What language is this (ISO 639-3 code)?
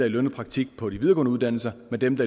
dan